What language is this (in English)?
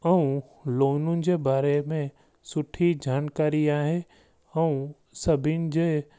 Sindhi